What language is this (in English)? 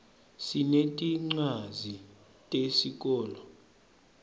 Swati